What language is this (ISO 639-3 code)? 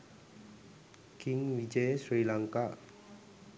sin